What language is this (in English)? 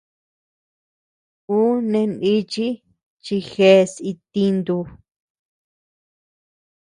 Tepeuxila Cuicatec